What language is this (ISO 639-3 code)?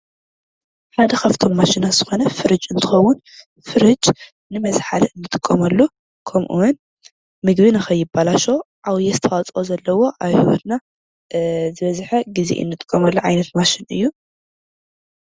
tir